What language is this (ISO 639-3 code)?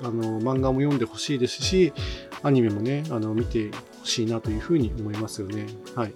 jpn